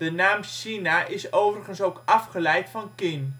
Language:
Dutch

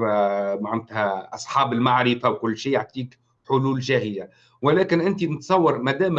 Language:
Arabic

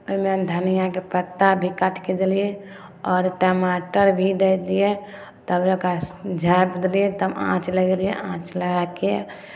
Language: Maithili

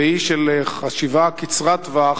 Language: Hebrew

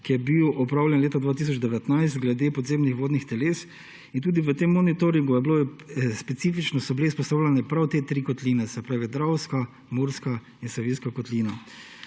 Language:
Slovenian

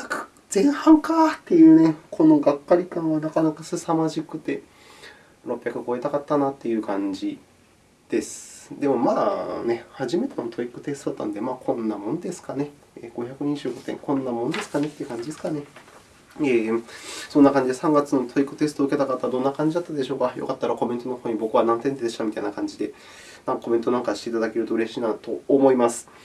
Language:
Japanese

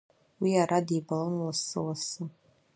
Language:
Abkhazian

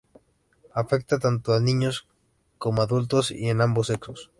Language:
Spanish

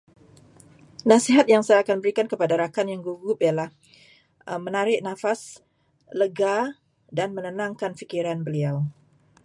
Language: Malay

